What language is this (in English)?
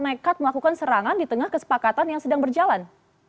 Indonesian